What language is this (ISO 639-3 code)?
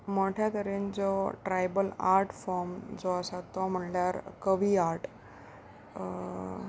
kok